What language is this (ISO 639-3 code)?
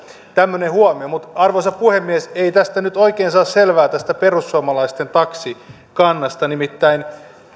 fin